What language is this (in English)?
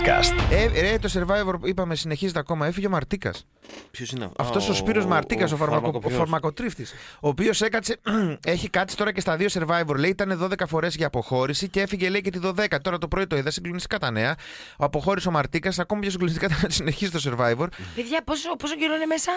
Greek